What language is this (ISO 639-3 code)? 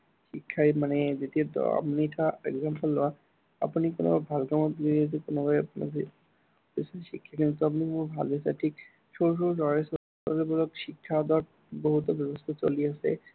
asm